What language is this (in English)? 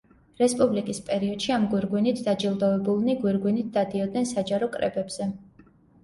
Georgian